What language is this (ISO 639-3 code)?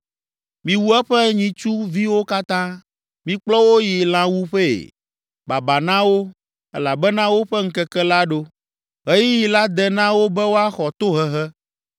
ewe